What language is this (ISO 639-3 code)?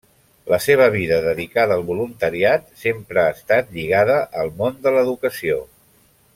cat